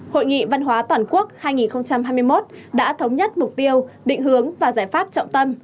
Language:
Vietnamese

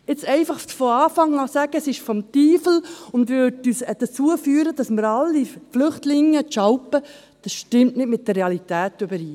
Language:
Swiss German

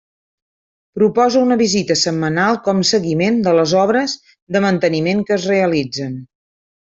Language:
Catalan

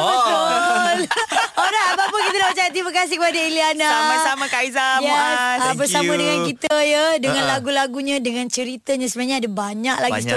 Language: Malay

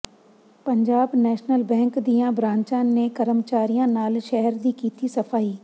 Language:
Punjabi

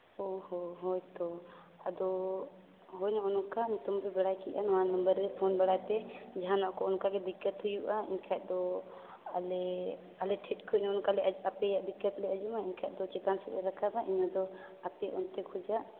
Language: Santali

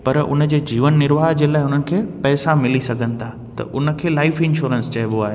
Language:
Sindhi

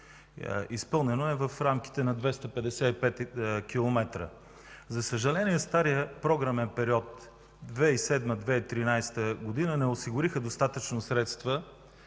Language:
Bulgarian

